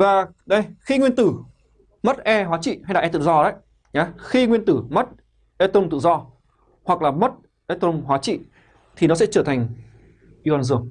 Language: Vietnamese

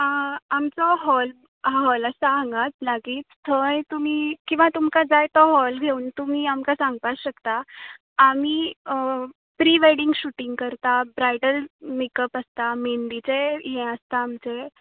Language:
Konkani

